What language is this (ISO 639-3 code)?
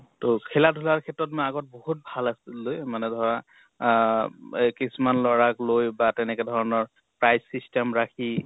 asm